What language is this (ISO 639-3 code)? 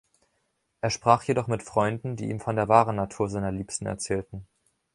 deu